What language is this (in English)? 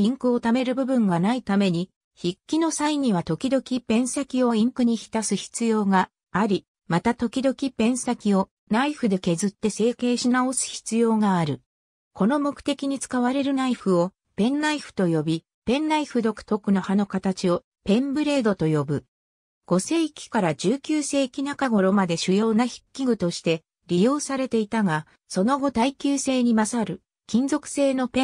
Japanese